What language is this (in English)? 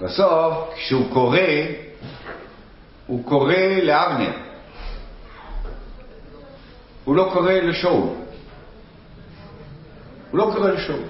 Hebrew